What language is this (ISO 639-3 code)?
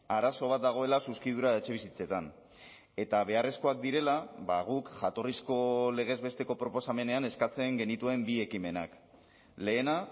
eus